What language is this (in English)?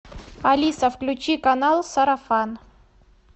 Russian